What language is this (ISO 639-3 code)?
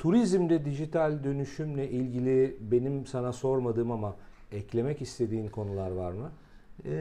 tur